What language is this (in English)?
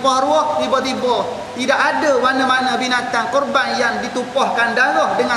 Malay